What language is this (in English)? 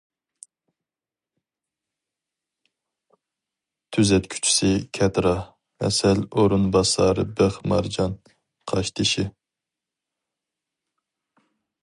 Uyghur